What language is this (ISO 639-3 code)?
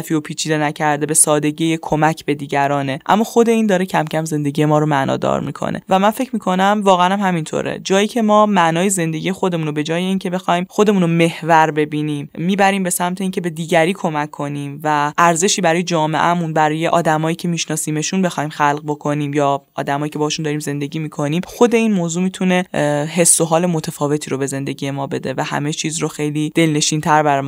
fas